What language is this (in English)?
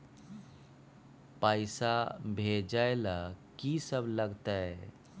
Maithili